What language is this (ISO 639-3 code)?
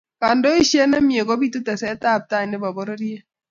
kln